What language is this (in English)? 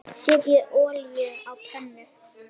Icelandic